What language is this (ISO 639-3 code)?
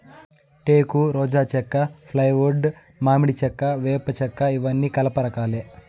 tel